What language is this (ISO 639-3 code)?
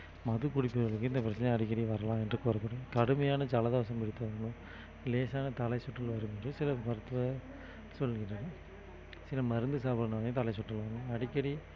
tam